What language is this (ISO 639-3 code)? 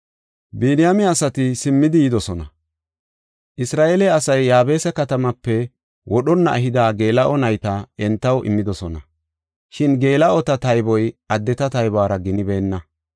gof